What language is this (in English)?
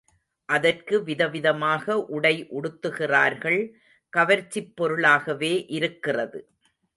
Tamil